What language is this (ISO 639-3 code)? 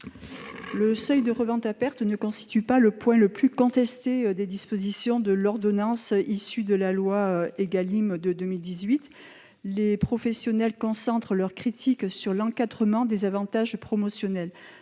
fra